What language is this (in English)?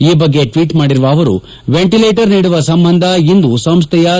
Kannada